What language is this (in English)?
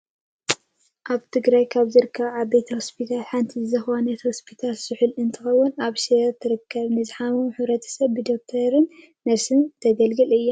Tigrinya